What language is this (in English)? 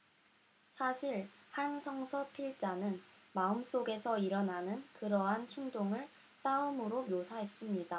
Korean